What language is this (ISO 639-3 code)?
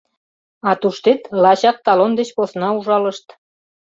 chm